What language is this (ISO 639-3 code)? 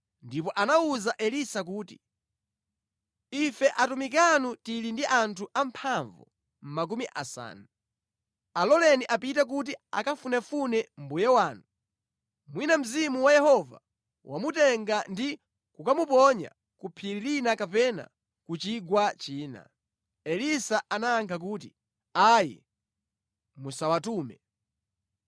nya